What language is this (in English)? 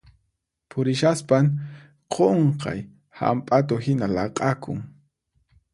Puno Quechua